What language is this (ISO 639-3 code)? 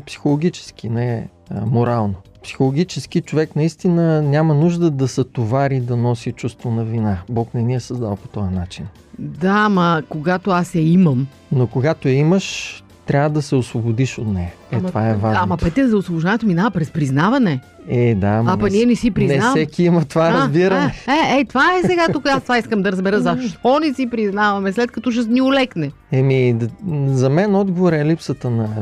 bul